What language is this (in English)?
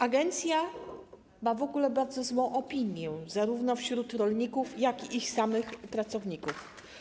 Polish